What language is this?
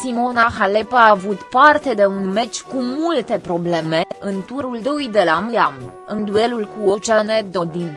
Romanian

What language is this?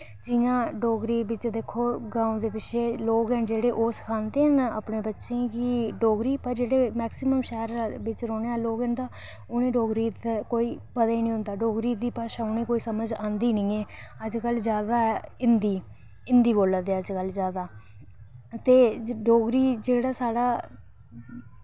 Dogri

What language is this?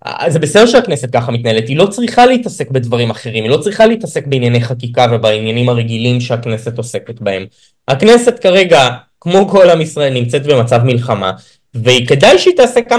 Hebrew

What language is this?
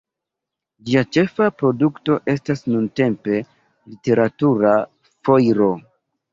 Esperanto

